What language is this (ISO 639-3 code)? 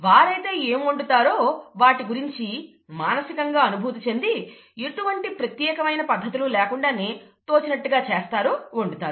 tel